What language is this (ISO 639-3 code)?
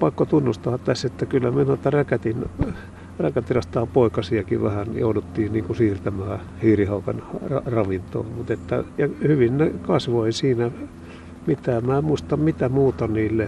fin